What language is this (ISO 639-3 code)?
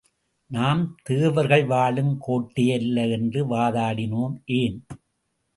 tam